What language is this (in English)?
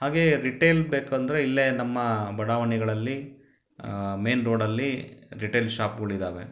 Kannada